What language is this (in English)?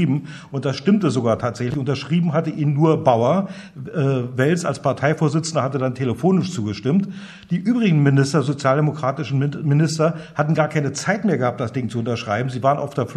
German